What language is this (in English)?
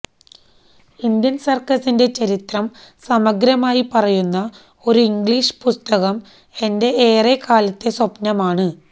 Malayalam